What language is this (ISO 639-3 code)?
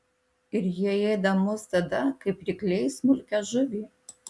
lit